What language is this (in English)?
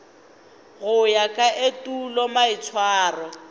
Northern Sotho